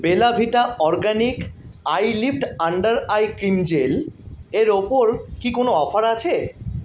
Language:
Bangla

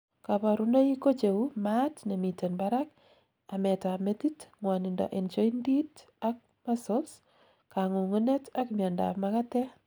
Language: Kalenjin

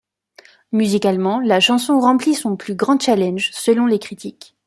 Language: French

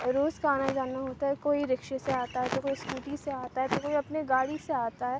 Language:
Urdu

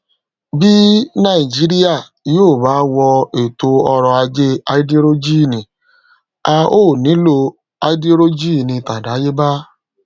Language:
Yoruba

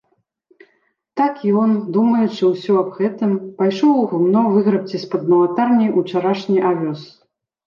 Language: Belarusian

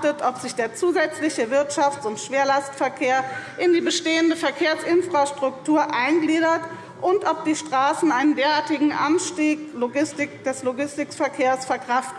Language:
German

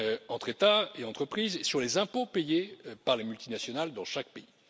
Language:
French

